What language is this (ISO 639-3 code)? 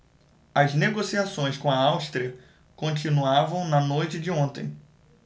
por